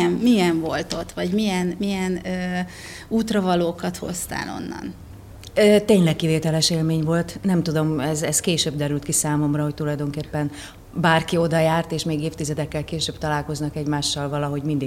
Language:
Hungarian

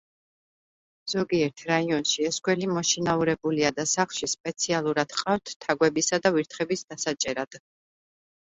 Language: Georgian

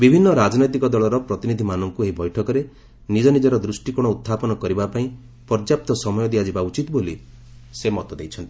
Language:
Odia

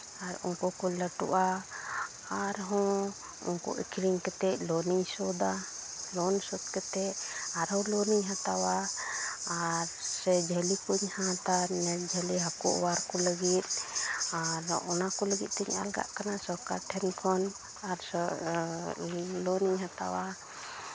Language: Santali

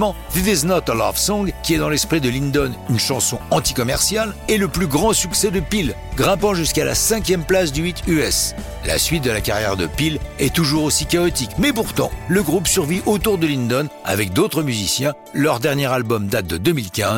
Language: French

